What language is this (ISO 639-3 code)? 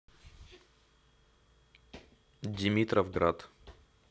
rus